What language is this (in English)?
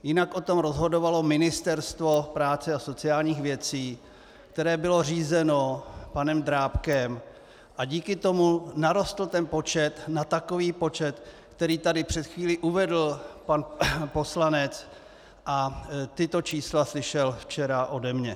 Czech